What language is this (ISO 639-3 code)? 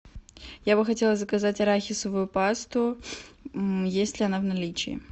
rus